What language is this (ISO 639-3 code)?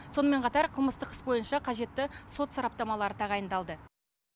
kaz